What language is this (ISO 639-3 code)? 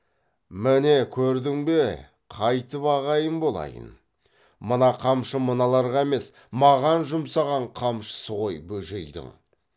kaz